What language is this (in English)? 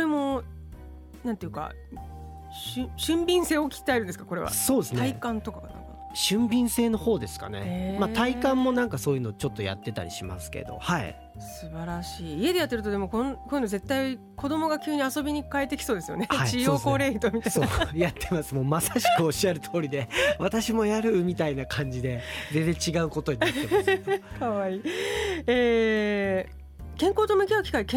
Japanese